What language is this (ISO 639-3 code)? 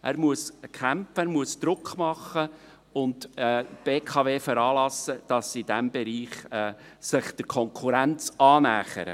gsw